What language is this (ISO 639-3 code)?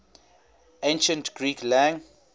eng